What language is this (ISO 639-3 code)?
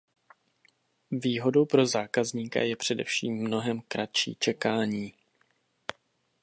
ces